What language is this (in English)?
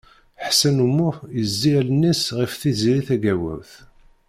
Kabyle